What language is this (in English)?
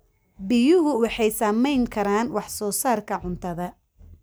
Somali